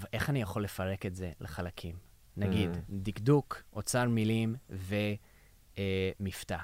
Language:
Hebrew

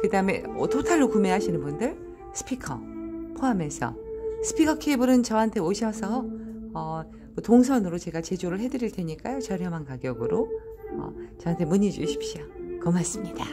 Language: Korean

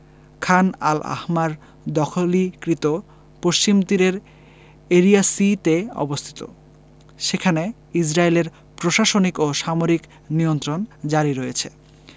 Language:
Bangla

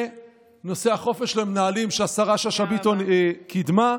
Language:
Hebrew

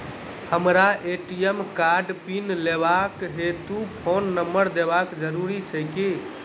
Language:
Maithili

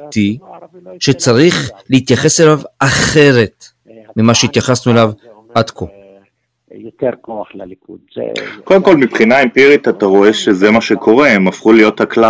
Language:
Hebrew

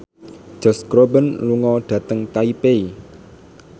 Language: Javanese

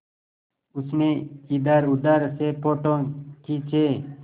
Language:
Hindi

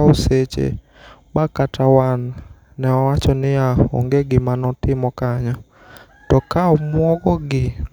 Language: Luo (Kenya and Tanzania)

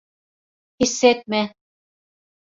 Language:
Turkish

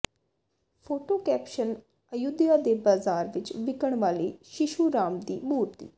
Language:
Punjabi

